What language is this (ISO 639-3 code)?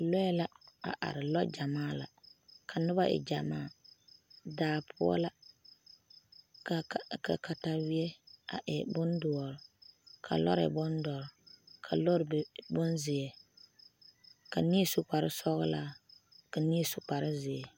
dga